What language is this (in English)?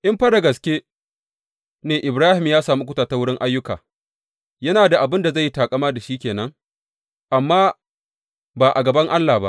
Hausa